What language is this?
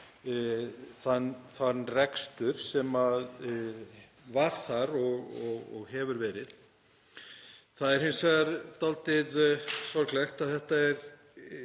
Icelandic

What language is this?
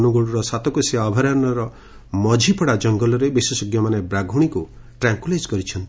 Odia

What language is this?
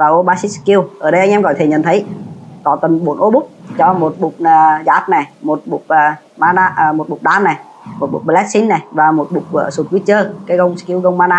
Vietnamese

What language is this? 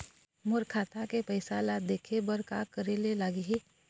Chhattisgarhi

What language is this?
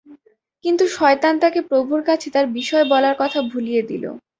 Bangla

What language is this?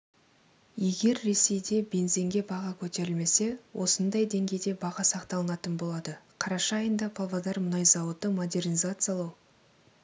Kazakh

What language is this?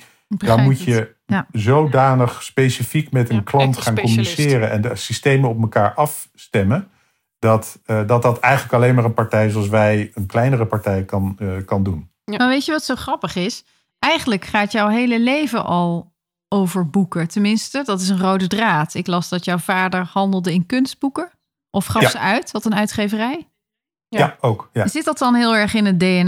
Dutch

